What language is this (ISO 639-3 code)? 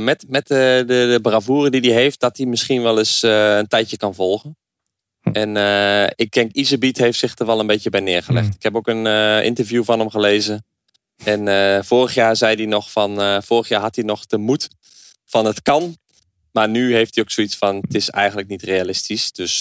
nld